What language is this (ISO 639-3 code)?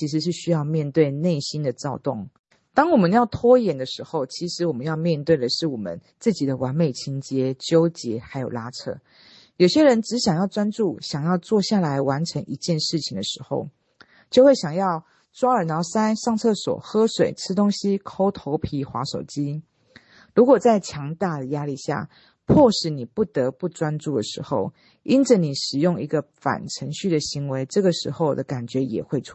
zho